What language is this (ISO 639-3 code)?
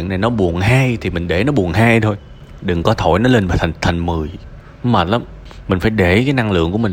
vie